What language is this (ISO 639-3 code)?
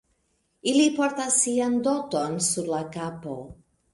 epo